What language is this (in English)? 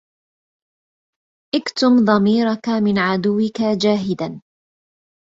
Arabic